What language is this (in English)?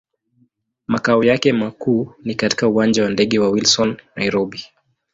Swahili